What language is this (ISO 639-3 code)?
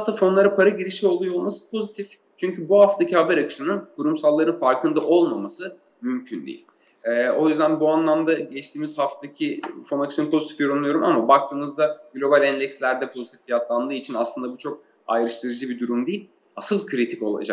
tur